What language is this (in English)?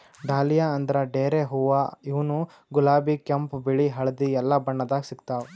Kannada